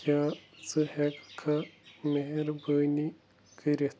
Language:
Kashmiri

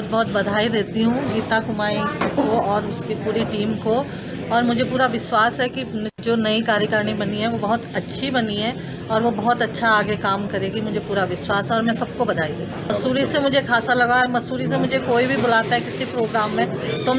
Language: Hindi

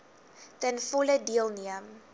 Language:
Afrikaans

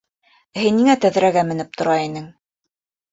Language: Bashkir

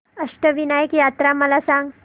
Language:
Marathi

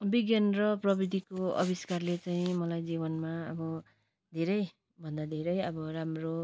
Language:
Nepali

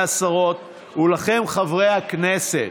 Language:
Hebrew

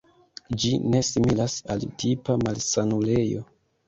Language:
Esperanto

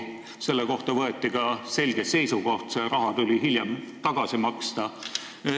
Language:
Estonian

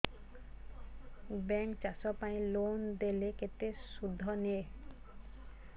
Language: Odia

